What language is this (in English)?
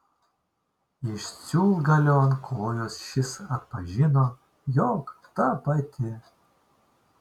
Lithuanian